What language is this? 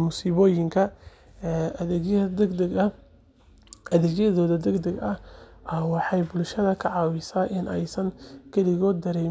Somali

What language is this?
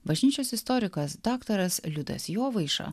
Lithuanian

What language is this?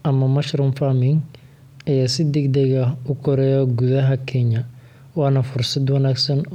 Somali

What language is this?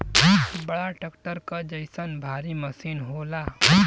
Bhojpuri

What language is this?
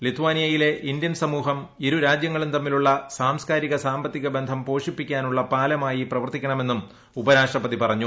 Malayalam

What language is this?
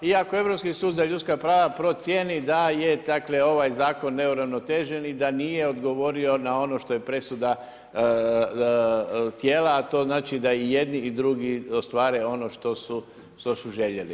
Croatian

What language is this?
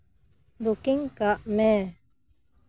Santali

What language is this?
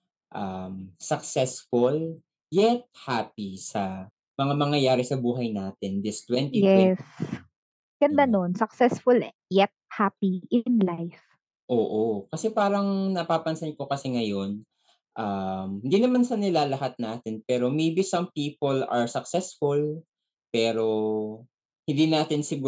Filipino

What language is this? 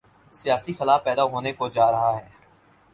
Urdu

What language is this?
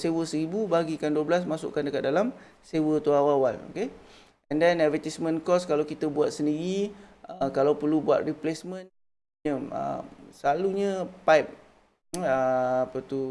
Malay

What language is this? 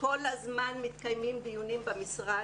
Hebrew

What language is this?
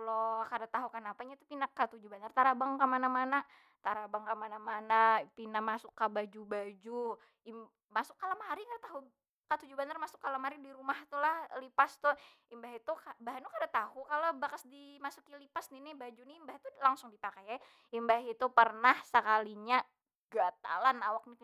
Banjar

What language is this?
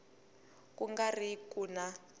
Tsonga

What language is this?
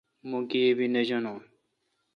Kalkoti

